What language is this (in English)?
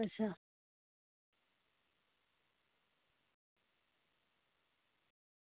Dogri